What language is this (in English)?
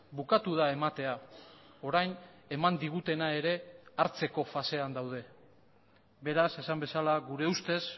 Basque